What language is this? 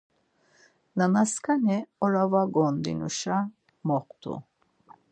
Laz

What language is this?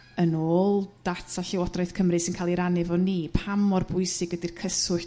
Welsh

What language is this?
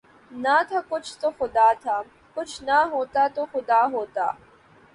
Urdu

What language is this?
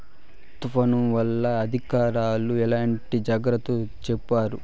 Telugu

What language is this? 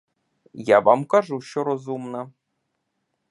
Ukrainian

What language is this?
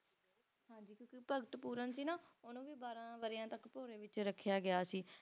Punjabi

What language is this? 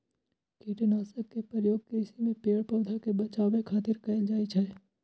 Maithili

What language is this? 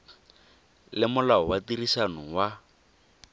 Tswana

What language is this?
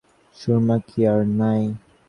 Bangla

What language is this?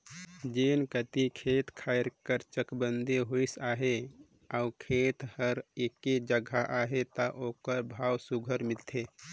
Chhattisgarhi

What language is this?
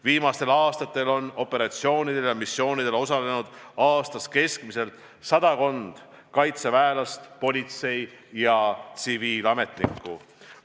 Estonian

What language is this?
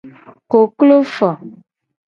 Gen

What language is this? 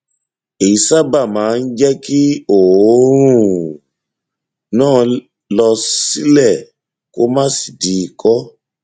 Yoruba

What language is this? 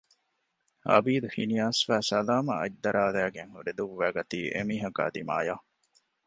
Divehi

